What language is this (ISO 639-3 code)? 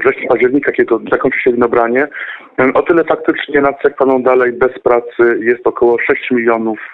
pol